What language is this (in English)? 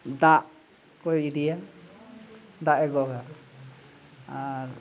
Santali